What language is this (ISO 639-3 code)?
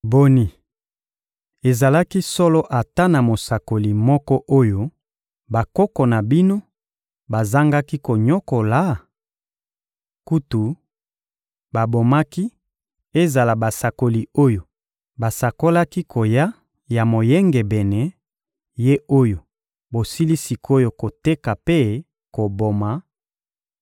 lin